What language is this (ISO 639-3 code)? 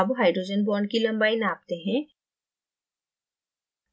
hin